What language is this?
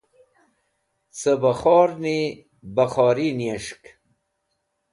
Wakhi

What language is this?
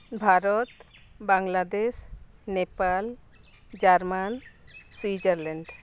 Santali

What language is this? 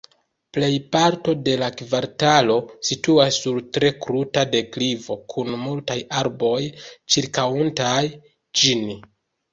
Esperanto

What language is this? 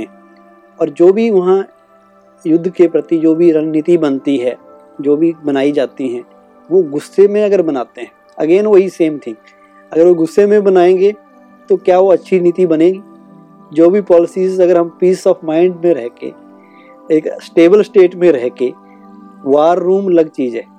Hindi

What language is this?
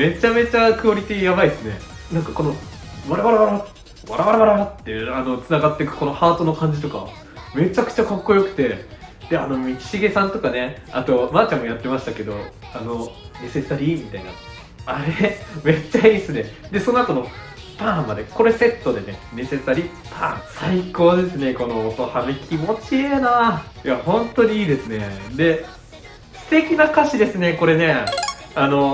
Japanese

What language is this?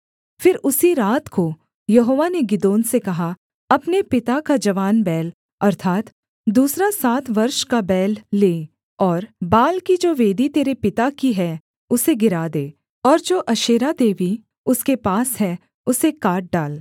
Hindi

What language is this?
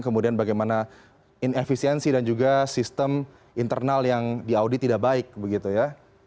Indonesian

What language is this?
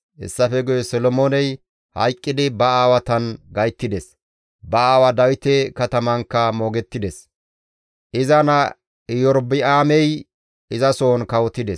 Gamo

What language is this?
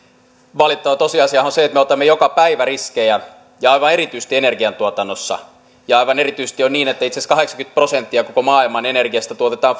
Finnish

